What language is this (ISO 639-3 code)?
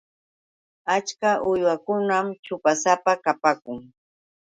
qux